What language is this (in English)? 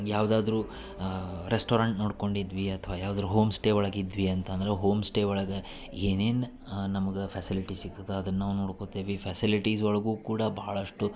Kannada